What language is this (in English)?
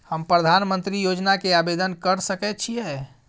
Maithili